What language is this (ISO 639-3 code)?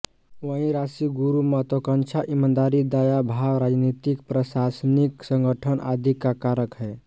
hin